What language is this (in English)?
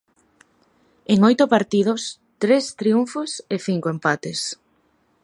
Galician